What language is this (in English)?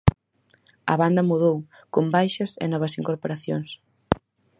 Galician